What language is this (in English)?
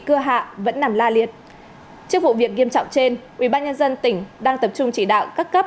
Vietnamese